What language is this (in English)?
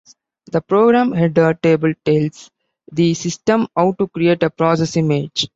English